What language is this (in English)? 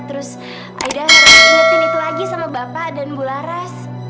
Indonesian